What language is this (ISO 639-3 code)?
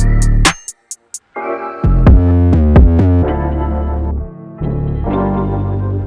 eng